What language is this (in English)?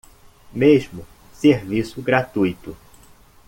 Portuguese